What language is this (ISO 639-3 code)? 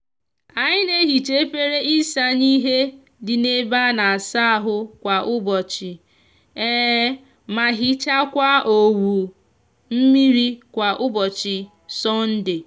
ibo